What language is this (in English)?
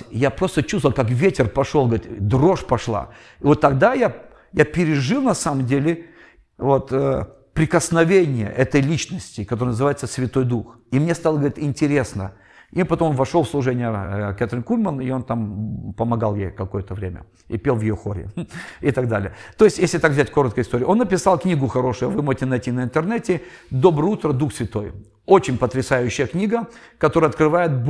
Russian